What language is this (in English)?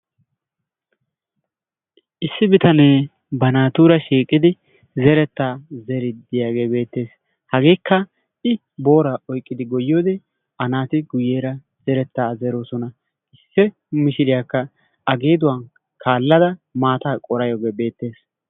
Wolaytta